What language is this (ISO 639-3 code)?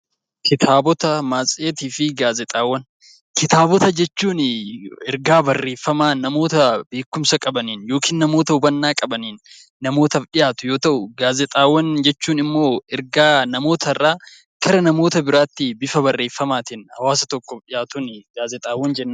orm